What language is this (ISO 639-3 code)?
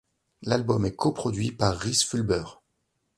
fra